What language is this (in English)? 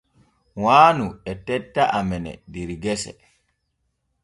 Borgu Fulfulde